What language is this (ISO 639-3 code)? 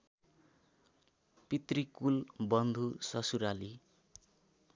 nep